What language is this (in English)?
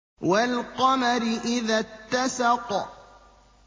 Arabic